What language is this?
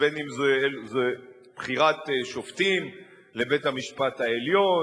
Hebrew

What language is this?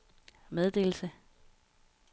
Danish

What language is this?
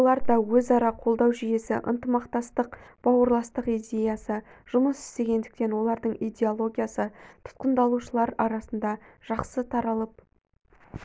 Kazakh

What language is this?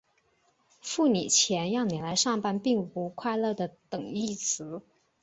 Chinese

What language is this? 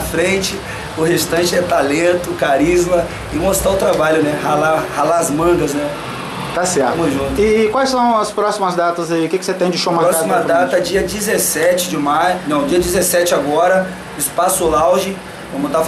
Portuguese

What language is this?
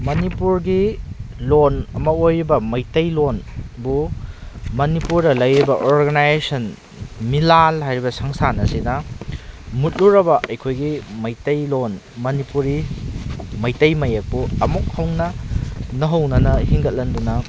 Manipuri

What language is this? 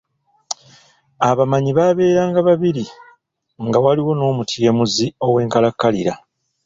Ganda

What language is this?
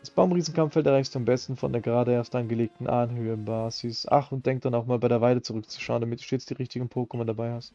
German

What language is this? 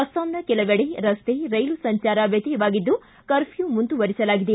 Kannada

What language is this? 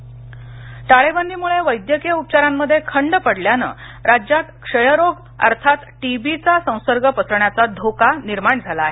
Marathi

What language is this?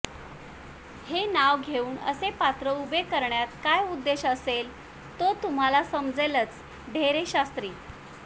Marathi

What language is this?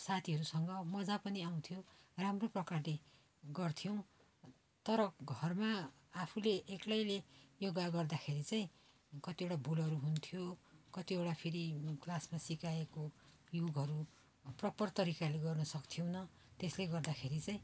Nepali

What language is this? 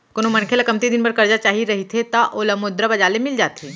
Chhattisgarhi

